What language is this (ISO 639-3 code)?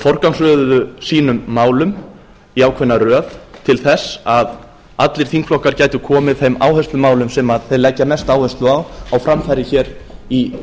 isl